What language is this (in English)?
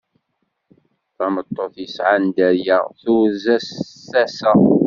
Kabyle